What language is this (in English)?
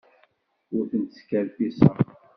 Kabyle